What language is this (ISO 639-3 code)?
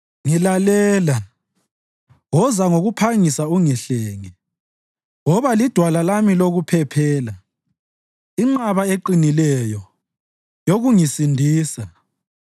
nde